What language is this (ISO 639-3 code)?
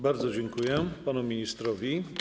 pol